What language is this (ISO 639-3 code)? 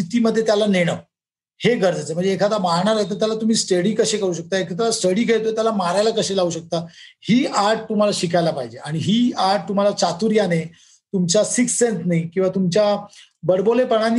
mar